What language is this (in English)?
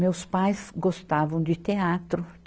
Portuguese